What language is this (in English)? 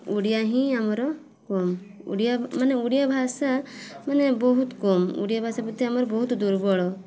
Odia